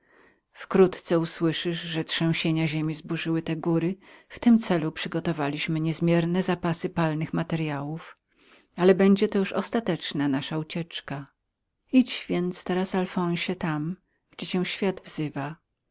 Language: Polish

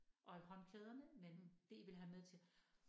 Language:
Danish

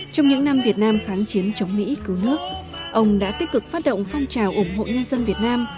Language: Vietnamese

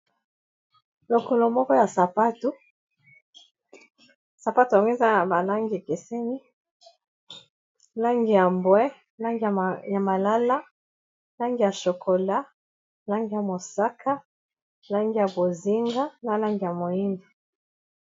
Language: Lingala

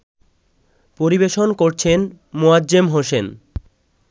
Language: Bangla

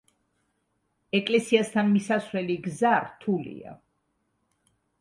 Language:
Georgian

